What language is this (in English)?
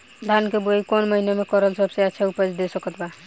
Bhojpuri